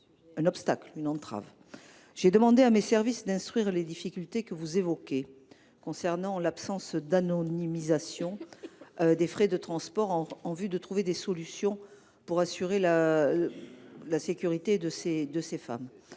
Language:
French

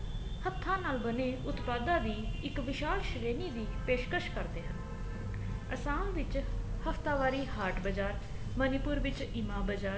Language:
Punjabi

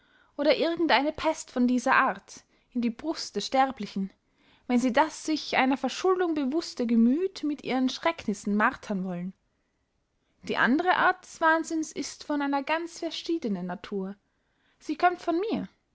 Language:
German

